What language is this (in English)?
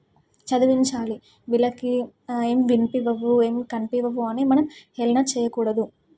Telugu